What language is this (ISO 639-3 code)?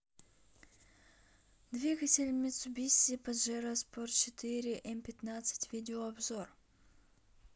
rus